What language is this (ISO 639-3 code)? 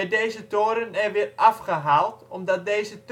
nld